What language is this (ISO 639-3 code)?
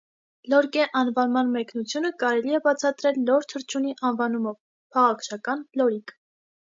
hye